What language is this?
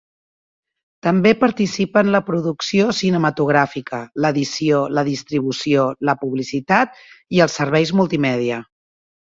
Catalan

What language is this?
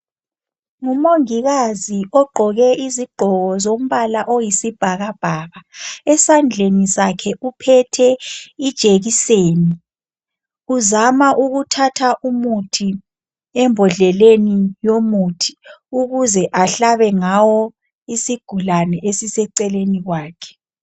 North Ndebele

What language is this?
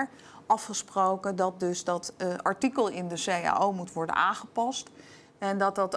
Dutch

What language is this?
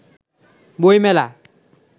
Bangla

